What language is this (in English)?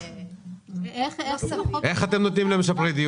Hebrew